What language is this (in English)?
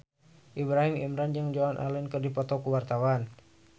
Sundanese